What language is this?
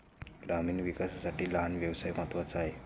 Marathi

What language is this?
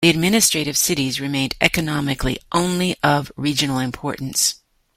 English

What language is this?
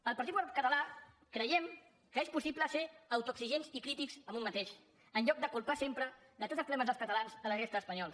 Catalan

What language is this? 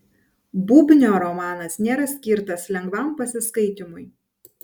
Lithuanian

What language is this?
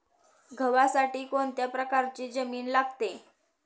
Marathi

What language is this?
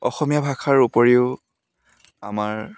Assamese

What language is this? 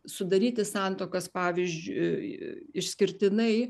Lithuanian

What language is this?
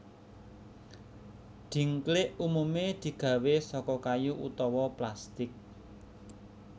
Javanese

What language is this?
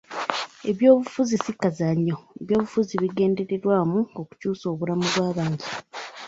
Ganda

